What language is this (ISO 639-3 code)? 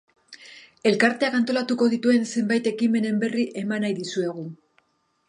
eus